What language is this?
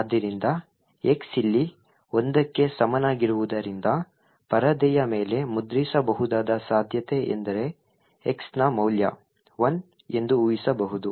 Kannada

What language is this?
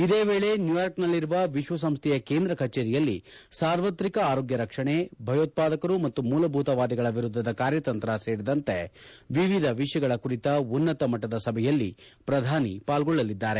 Kannada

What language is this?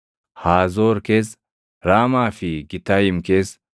Oromo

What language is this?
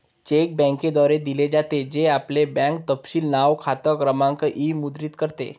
Marathi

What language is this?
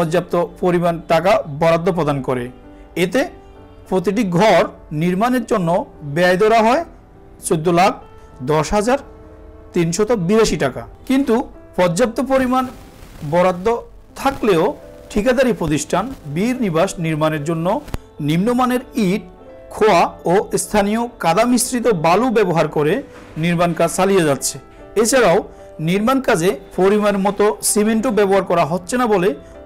Turkish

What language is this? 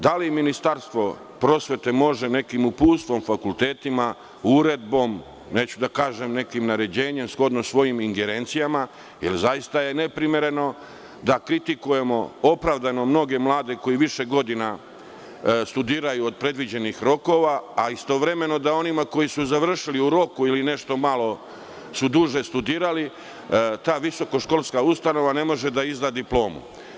Serbian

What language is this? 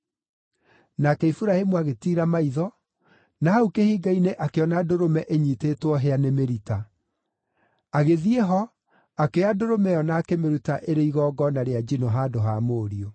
Kikuyu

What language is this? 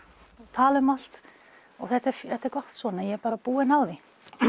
Icelandic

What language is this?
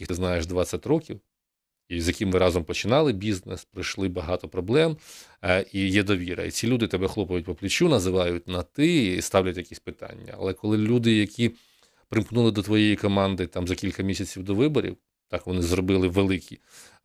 Ukrainian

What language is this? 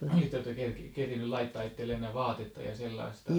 Finnish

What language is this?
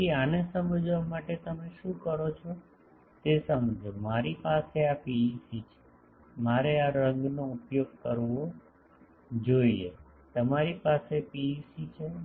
Gujarati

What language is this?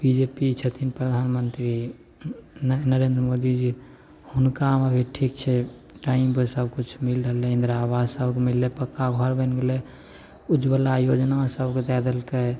Maithili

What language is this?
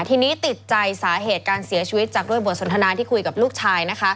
Thai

